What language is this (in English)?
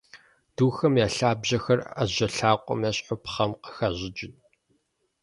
Kabardian